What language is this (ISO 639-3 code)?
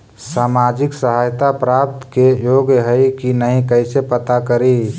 mag